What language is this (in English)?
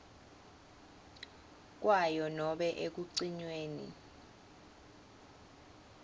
Swati